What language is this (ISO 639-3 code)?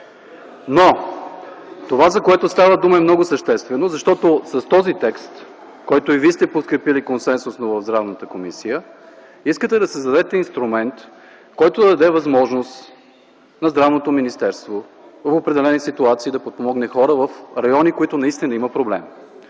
bul